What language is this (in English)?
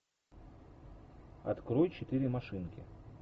Russian